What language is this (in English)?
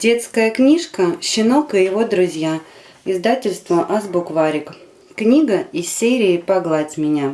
Russian